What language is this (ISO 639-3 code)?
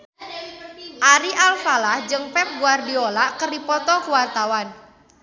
sun